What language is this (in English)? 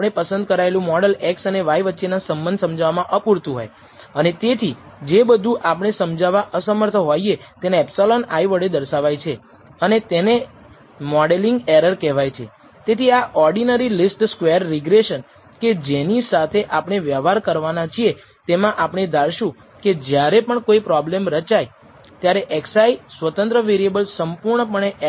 Gujarati